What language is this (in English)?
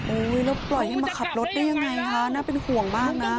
Thai